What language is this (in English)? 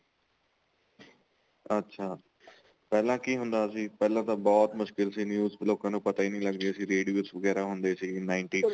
Punjabi